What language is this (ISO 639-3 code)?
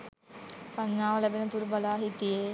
sin